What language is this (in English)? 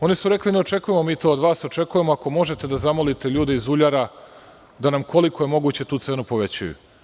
Serbian